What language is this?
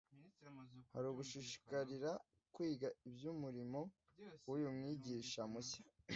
Kinyarwanda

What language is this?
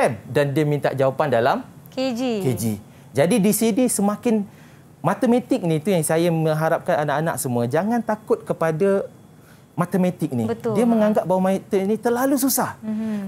Malay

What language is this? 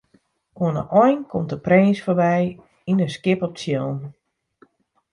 Western Frisian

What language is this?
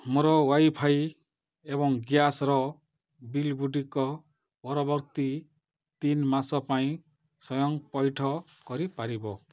Odia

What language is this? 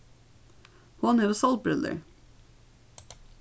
Faroese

